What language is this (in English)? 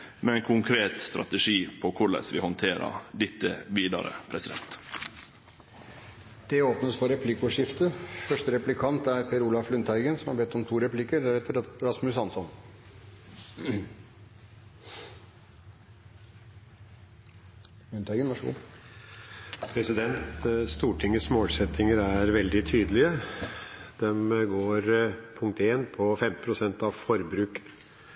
Norwegian